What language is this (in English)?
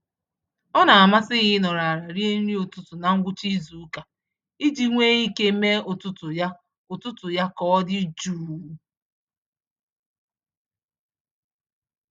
Igbo